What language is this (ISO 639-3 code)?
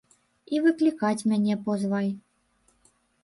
bel